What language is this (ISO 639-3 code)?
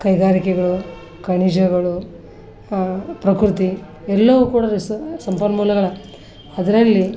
kan